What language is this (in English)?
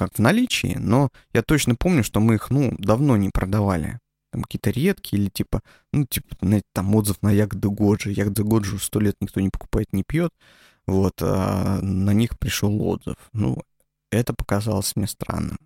Russian